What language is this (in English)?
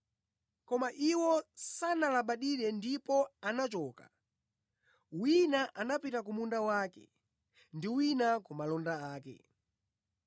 Nyanja